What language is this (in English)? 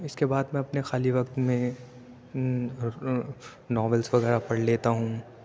Urdu